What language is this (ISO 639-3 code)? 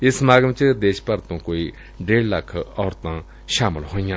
pan